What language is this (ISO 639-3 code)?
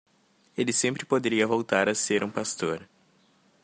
por